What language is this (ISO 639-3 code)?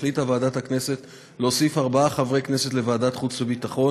heb